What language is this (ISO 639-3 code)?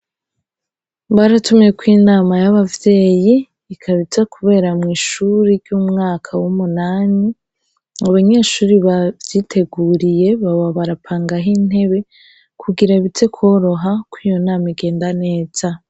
run